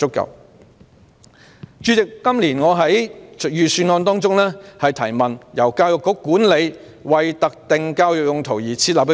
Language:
Cantonese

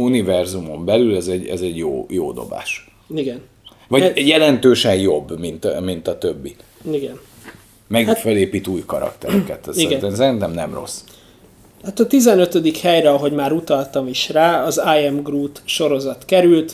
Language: Hungarian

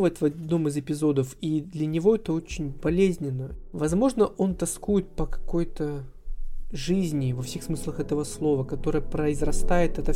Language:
Russian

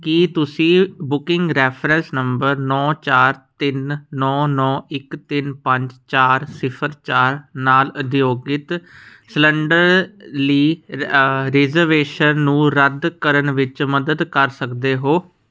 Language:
Punjabi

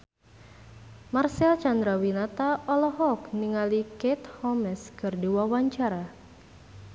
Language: Sundanese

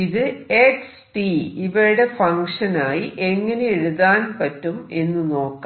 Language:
Malayalam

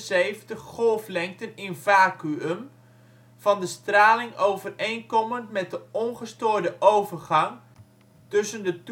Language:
Dutch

